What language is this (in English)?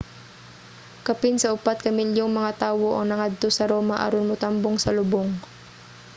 Cebuano